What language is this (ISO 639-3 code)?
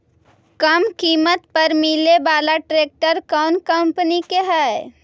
mag